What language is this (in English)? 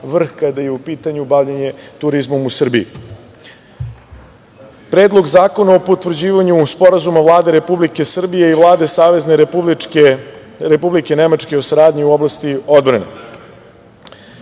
Serbian